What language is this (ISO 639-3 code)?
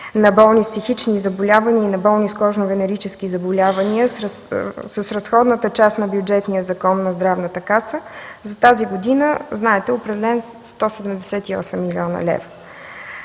bul